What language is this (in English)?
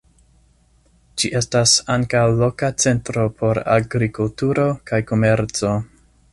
Esperanto